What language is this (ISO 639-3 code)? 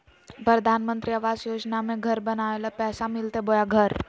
mag